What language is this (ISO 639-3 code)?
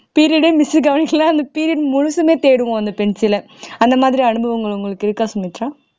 tam